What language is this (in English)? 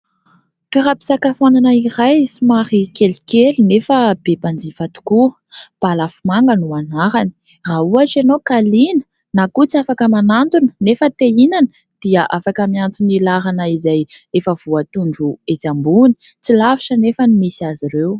Malagasy